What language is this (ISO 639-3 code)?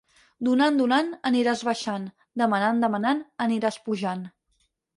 cat